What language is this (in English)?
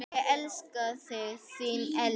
Icelandic